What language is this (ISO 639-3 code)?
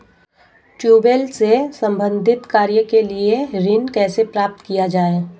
hin